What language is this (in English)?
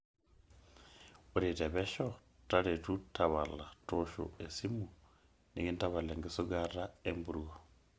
Masai